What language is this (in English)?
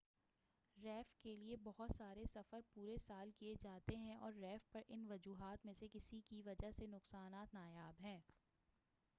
Urdu